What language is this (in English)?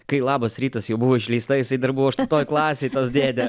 Lithuanian